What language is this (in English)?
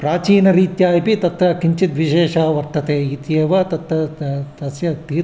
Sanskrit